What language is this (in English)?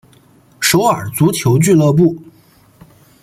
Chinese